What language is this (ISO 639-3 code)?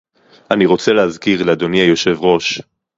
heb